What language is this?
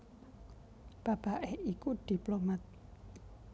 Javanese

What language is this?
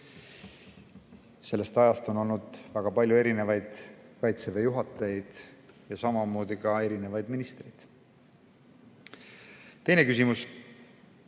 Estonian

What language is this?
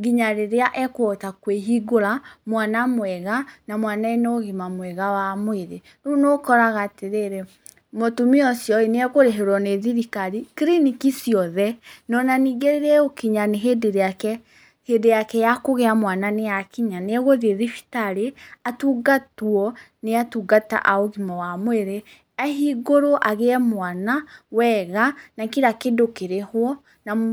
Kikuyu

